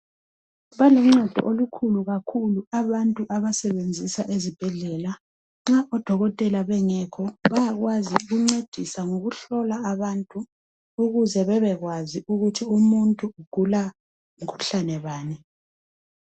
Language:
North Ndebele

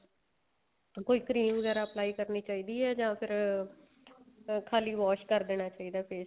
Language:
Punjabi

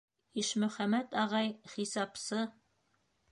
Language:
Bashkir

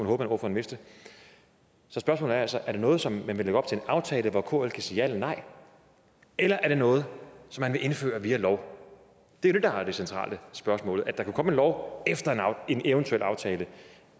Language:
Danish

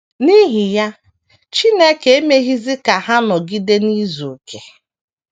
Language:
Igbo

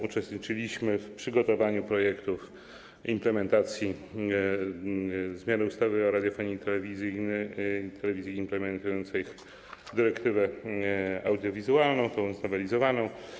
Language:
Polish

